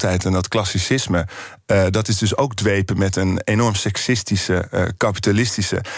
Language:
Dutch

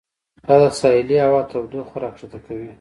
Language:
Pashto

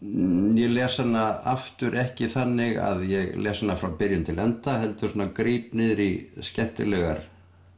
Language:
Icelandic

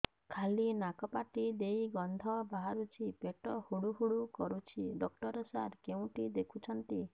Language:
Odia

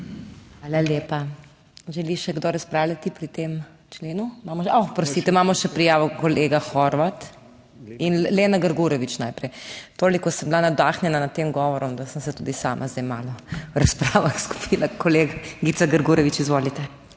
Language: Slovenian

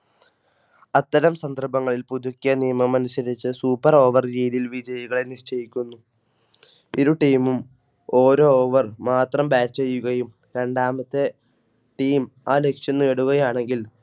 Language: Malayalam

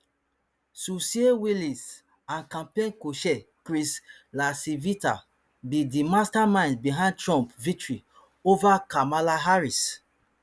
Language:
Nigerian Pidgin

